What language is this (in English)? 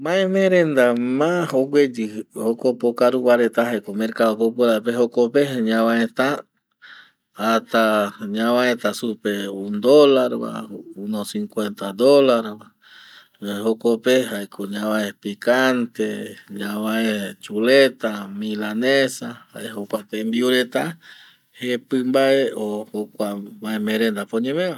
Eastern Bolivian Guaraní